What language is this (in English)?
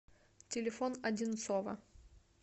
Russian